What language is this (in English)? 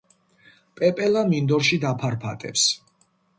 Georgian